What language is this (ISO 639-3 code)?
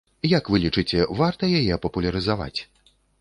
bel